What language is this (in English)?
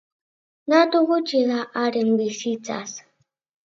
Basque